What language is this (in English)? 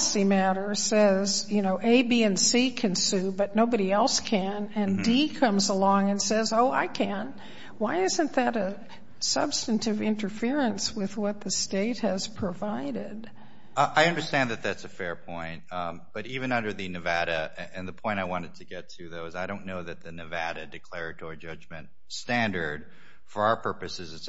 English